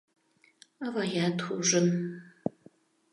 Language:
Mari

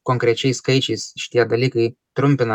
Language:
Lithuanian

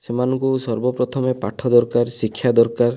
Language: Odia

